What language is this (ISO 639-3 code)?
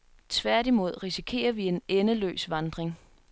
dan